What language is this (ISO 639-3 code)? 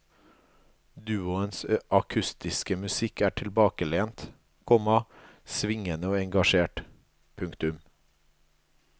nor